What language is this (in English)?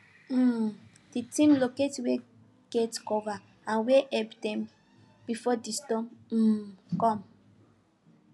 Nigerian Pidgin